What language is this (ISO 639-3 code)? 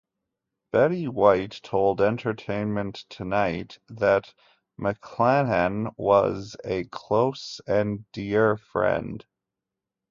eng